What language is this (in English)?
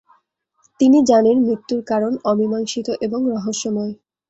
Bangla